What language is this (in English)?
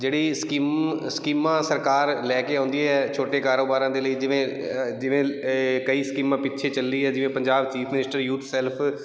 Punjabi